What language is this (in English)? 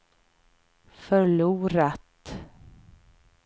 Swedish